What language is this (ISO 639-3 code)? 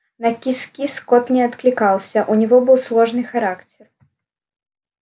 rus